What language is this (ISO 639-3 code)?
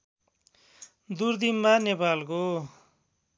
nep